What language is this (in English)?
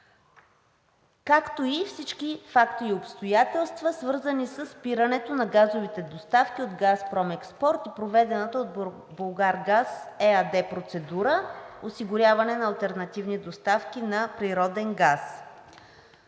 Bulgarian